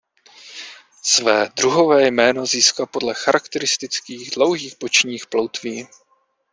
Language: Czech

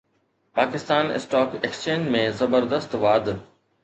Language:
Sindhi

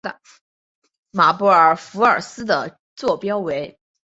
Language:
Chinese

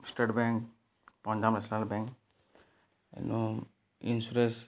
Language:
Odia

